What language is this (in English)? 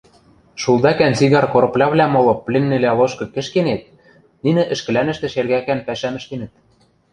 Western Mari